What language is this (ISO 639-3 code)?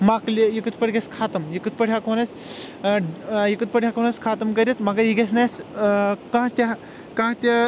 kas